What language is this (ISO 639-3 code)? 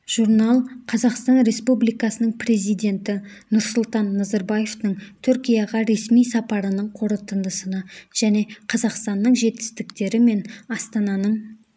kaz